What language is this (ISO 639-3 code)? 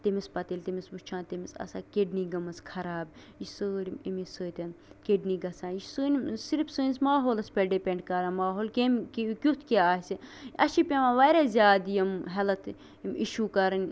kas